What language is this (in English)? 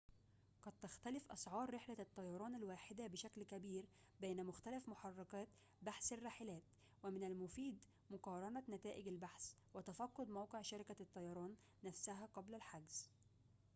Arabic